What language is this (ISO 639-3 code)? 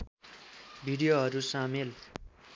nep